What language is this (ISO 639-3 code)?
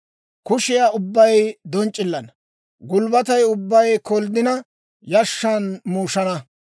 dwr